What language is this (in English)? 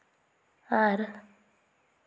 Santali